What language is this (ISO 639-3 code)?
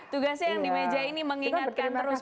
ind